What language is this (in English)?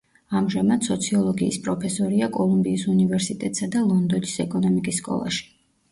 Georgian